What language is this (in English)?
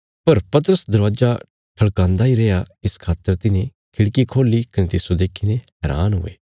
Bilaspuri